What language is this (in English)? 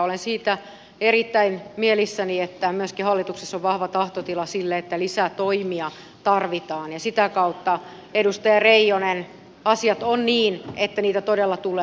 Finnish